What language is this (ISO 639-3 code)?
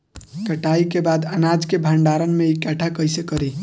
bho